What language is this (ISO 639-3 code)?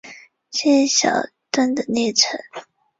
zho